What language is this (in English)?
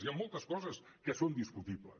Catalan